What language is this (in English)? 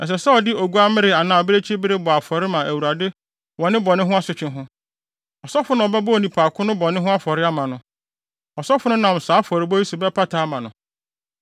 Akan